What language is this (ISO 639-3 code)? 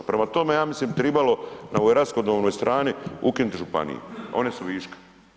hrv